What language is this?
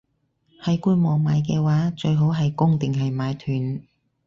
Cantonese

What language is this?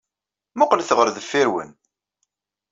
Kabyle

